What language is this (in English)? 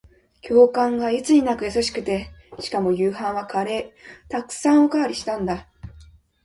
Japanese